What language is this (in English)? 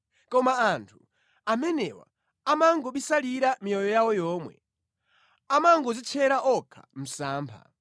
Nyanja